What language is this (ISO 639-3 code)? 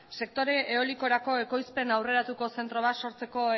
eus